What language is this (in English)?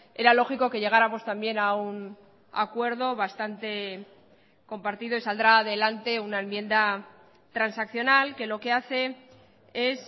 Spanish